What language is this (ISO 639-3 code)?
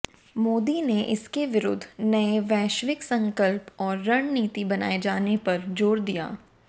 hin